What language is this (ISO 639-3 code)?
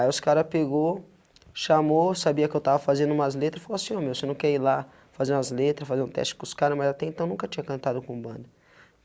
por